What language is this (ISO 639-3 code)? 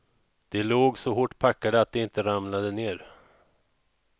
swe